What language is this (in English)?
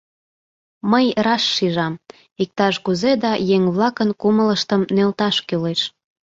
Mari